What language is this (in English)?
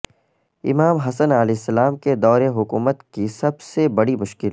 Urdu